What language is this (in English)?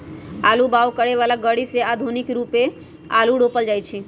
Magahi